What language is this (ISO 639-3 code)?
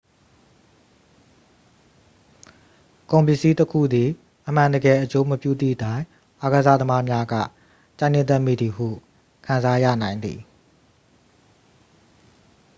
mya